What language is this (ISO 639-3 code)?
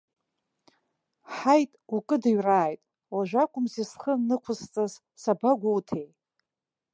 abk